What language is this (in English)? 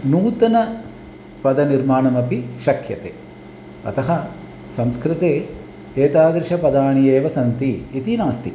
Sanskrit